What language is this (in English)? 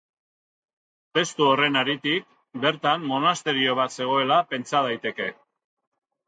Basque